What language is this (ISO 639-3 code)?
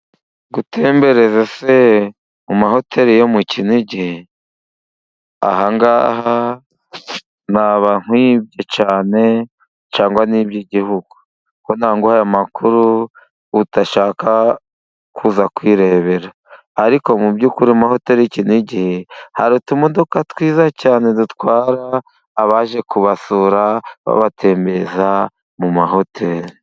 kin